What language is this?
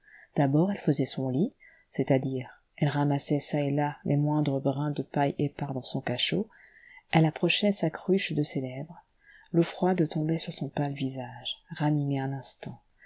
French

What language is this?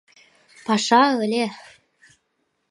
Mari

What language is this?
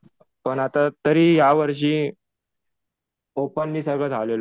Marathi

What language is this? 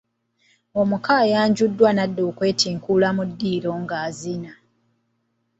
Ganda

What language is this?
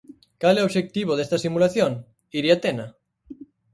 Galician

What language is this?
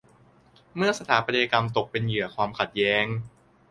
Thai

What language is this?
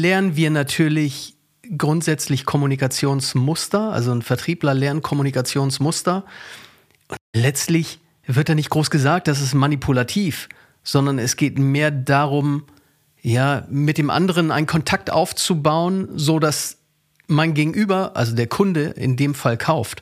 German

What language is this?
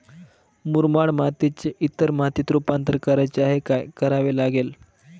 Marathi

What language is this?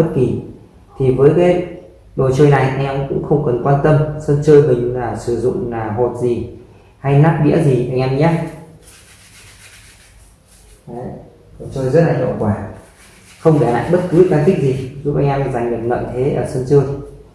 Vietnamese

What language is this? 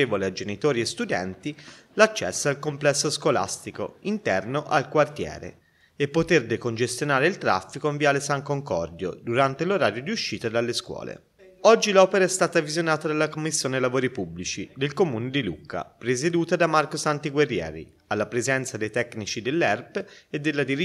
Italian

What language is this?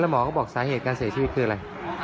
Thai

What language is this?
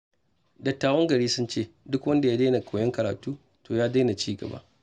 Hausa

